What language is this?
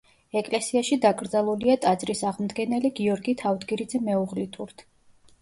Georgian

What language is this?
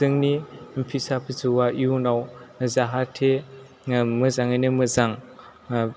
Bodo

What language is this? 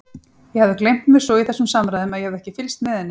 Icelandic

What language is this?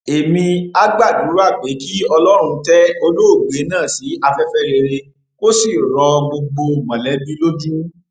Yoruba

